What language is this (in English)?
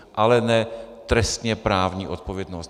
Czech